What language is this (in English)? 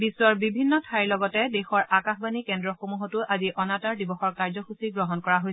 Assamese